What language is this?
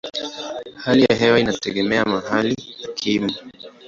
Swahili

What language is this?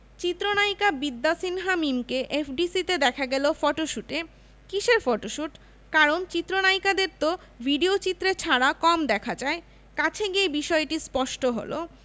Bangla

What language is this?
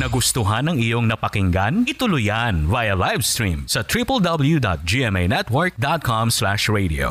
Filipino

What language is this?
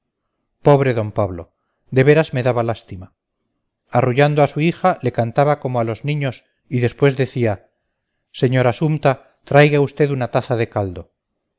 Spanish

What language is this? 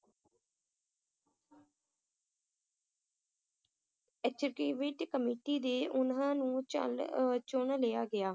Punjabi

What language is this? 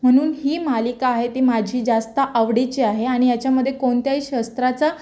Marathi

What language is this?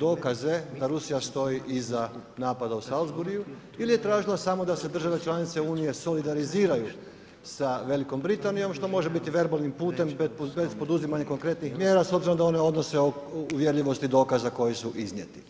Croatian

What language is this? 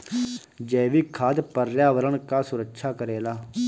Bhojpuri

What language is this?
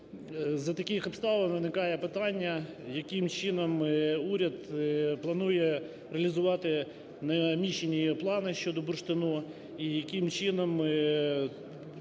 Ukrainian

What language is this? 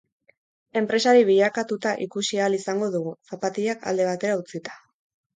Basque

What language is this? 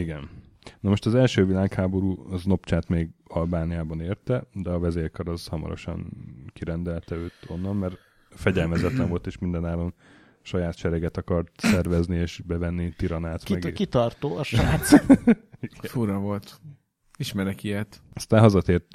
Hungarian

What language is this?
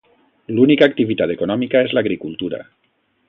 Catalan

